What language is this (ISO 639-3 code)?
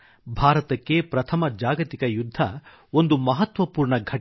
kan